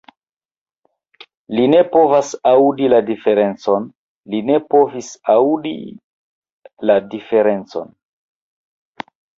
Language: Esperanto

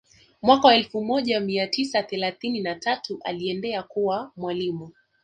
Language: Swahili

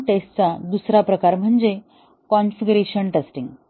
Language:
Marathi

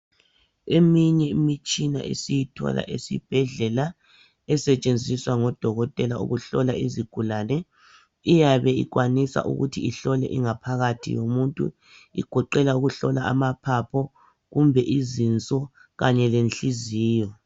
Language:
North Ndebele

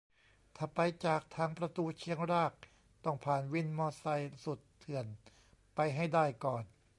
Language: Thai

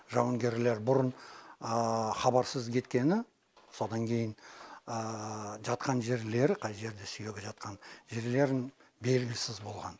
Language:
Kazakh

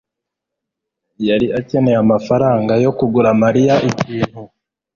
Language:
Kinyarwanda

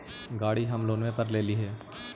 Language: Magahi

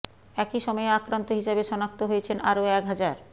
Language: Bangla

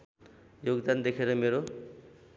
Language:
Nepali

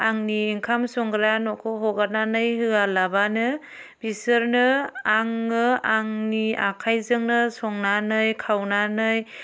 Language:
Bodo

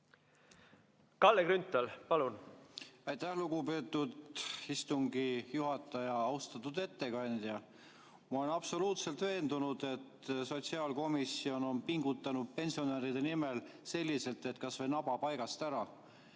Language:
Estonian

